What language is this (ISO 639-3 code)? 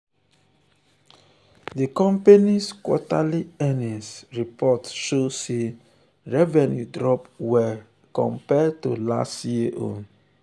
pcm